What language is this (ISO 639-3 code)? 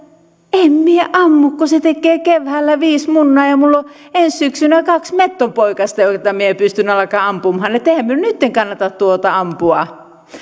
fin